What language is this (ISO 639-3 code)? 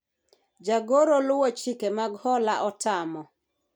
luo